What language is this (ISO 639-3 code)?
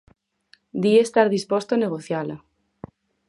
glg